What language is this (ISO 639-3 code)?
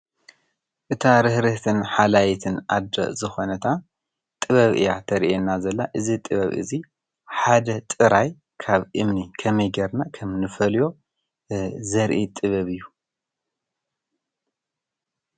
tir